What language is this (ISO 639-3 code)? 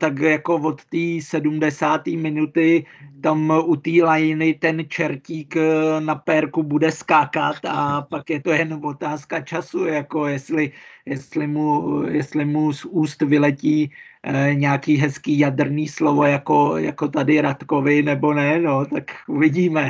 ces